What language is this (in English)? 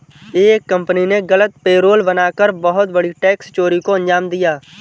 Hindi